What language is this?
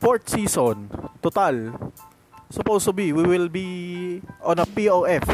Filipino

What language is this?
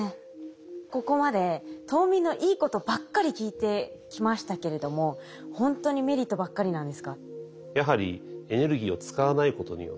Japanese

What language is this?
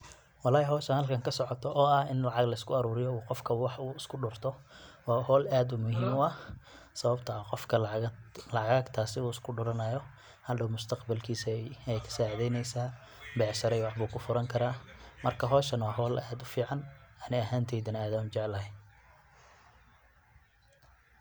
Somali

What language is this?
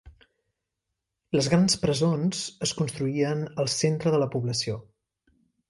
Catalan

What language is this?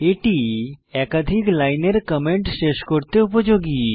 Bangla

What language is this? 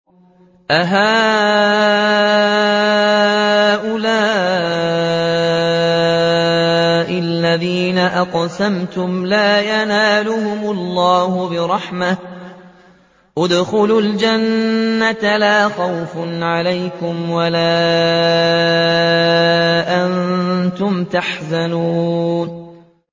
Arabic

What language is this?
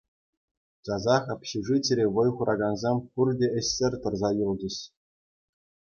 Chuvash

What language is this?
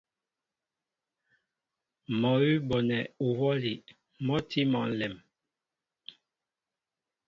Mbo (Cameroon)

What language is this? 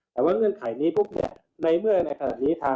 Thai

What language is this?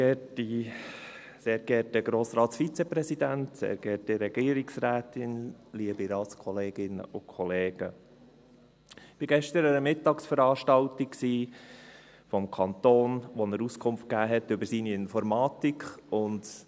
Swiss German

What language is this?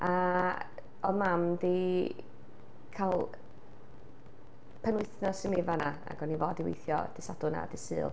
Welsh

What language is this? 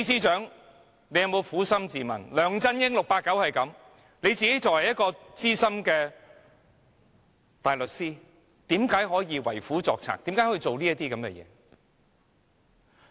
Cantonese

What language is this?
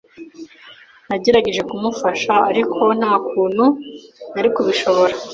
Kinyarwanda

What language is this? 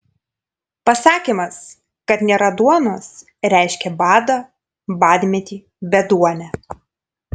Lithuanian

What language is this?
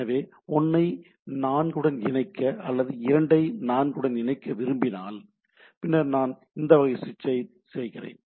Tamil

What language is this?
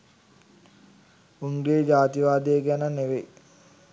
Sinhala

